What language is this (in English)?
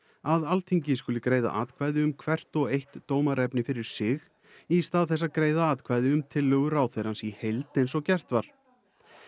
Icelandic